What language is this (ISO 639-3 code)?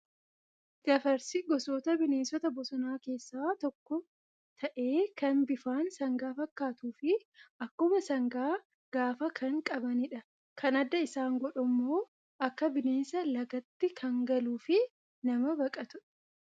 orm